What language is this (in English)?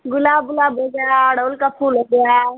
Hindi